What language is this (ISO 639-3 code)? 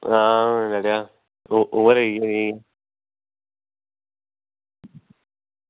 doi